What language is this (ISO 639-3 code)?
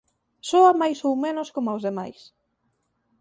glg